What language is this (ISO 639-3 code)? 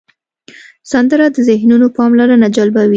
pus